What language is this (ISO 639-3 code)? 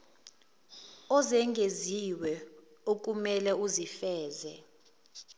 zul